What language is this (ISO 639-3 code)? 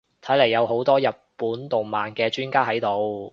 yue